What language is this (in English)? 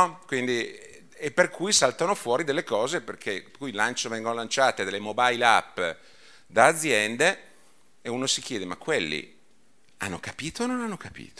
Italian